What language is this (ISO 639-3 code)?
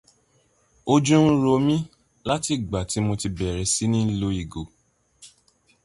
yor